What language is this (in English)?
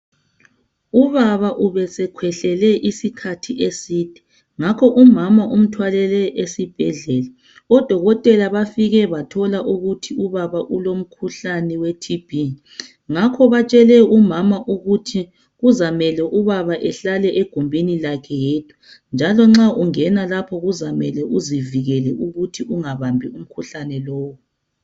North Ndebele